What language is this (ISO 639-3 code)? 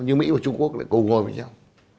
vie